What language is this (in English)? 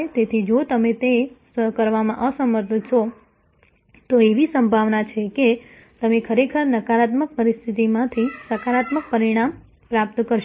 Gujarati